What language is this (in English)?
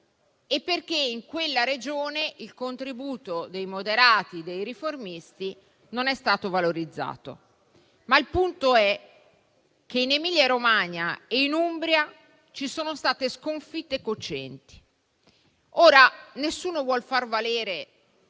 Italian